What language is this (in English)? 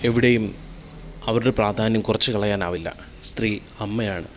Malayalam